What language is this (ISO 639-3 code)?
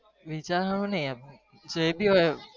guj